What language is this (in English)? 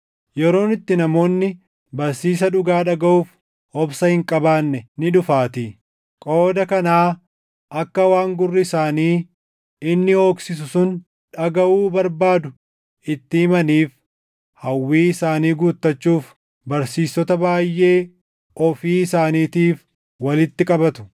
Oromo